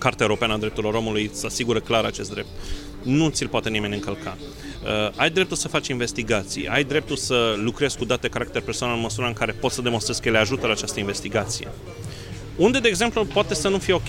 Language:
Romanian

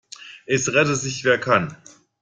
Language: German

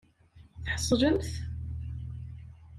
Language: Kabyle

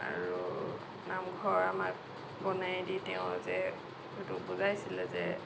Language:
Assamese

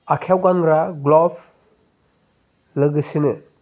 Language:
Bodo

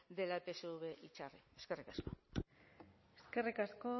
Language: Basque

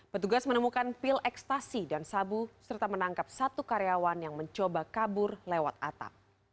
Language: Indonesian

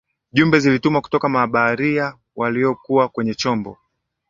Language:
Swahili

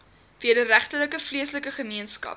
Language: Afrikaans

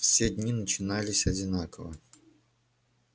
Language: Russian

